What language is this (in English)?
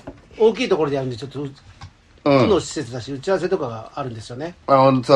Japanese